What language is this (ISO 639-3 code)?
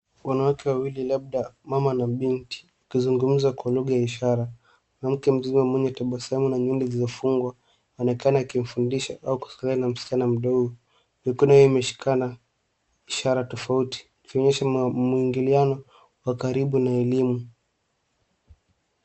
swa